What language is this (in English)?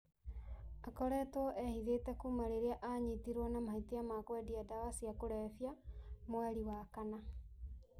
Kikuyu